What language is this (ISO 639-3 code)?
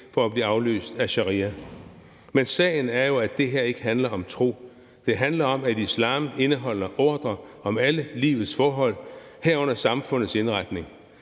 dan